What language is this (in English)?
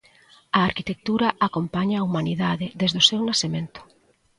Galician